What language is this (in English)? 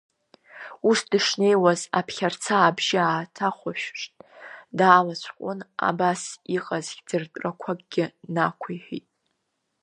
Abkhazian